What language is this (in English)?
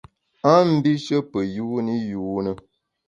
Bamun